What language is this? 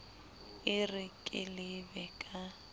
Southern Sotho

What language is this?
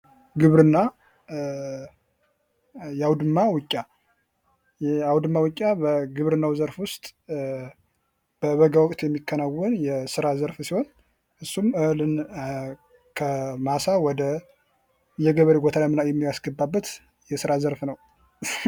Amharic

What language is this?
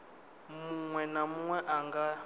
Venda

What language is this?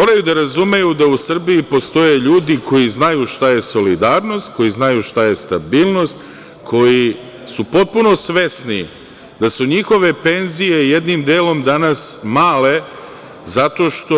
Serbian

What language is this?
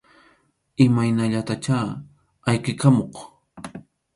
Arequipa-La Unión Quechua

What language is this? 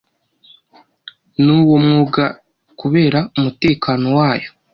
Kinyarwanda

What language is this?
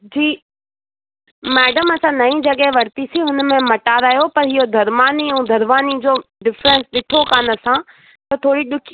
Sindhi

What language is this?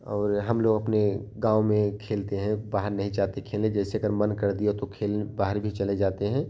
Hindi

